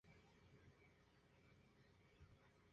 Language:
Spanish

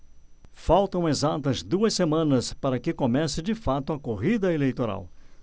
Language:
Portuguese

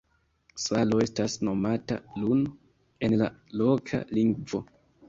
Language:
Esperanto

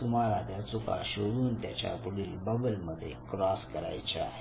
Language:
Marathi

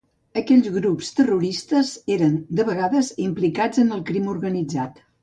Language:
Catalan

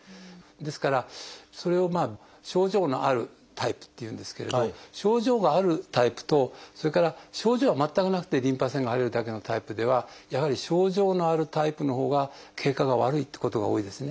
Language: Japanese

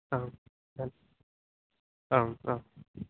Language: Sanskrit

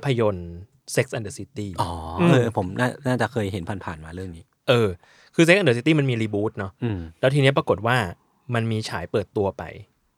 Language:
Thai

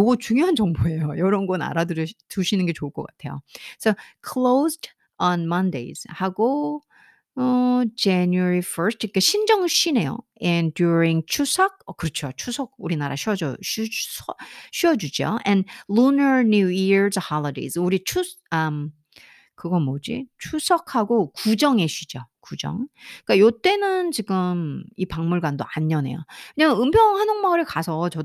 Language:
Korean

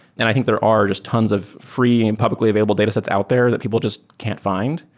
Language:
English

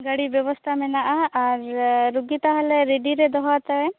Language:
Santali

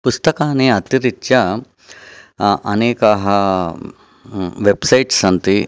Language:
Sanskrit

